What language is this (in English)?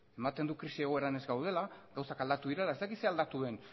Basque